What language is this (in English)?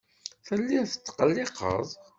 Kabyle